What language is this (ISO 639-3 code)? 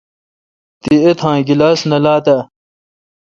xka